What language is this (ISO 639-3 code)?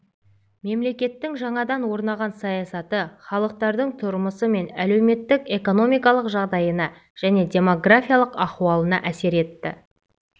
kaz